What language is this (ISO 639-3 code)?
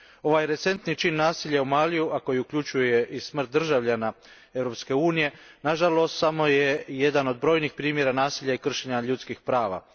hrv